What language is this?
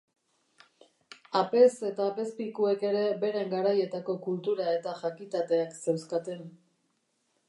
Basque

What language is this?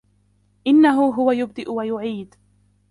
Arabic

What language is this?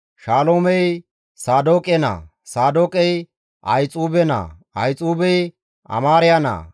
Gamo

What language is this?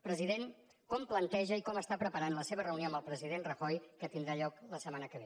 Catalan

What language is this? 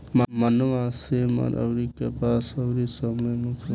Bhojpuri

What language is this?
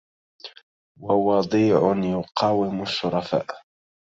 Arabic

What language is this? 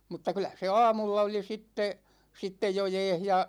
Finnish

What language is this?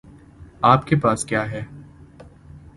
Urdu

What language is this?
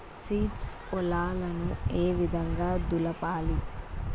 Telugu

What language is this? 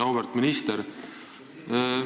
Estonian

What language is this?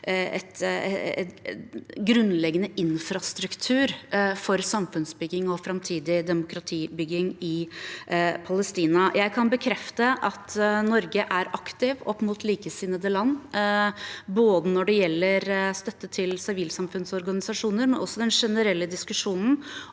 Norwegian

